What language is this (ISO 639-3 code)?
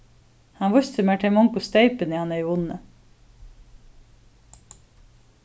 fao